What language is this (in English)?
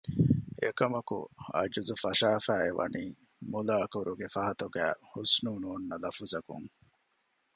Divehi